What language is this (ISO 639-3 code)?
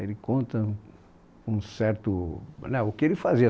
por